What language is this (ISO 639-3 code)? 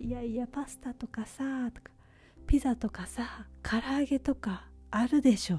jpn